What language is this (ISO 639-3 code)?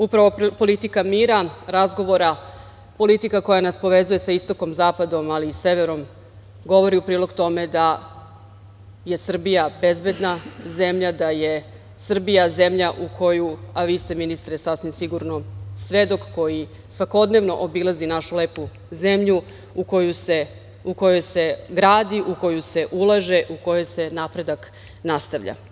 srp